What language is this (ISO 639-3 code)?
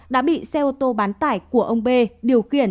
vie